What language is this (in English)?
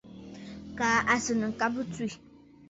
Bafut